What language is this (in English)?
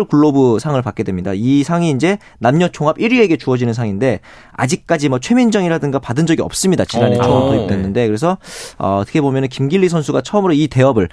Korean